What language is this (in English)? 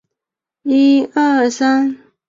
Chinese